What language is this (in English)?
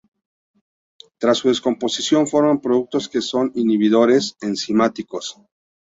Spanish